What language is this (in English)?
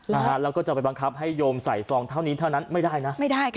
Thai